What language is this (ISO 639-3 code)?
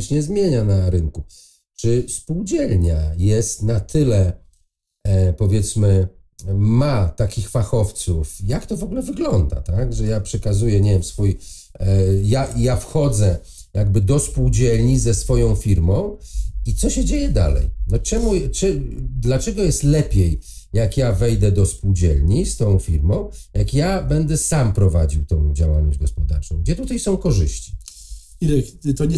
pol